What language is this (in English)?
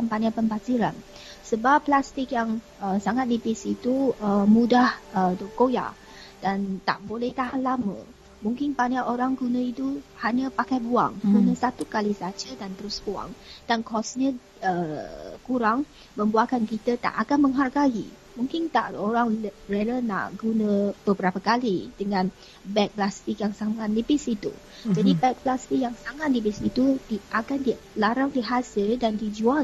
Malay